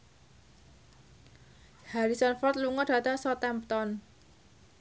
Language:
Javanese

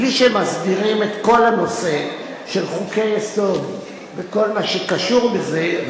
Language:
Hebrew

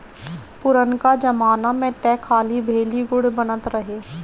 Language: Bhojpuri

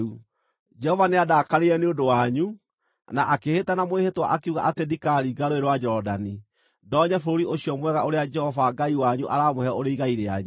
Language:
Kikuyu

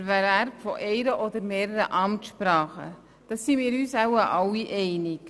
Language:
Swiss German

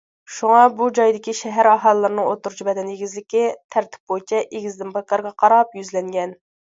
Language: Uyghur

